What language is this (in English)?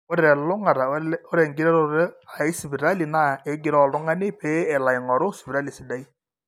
Masai